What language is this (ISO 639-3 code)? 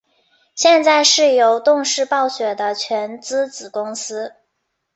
zho